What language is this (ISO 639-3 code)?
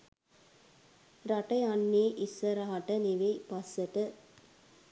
sin